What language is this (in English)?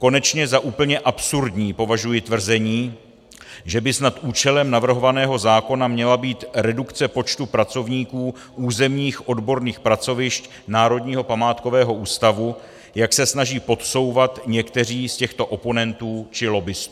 Czech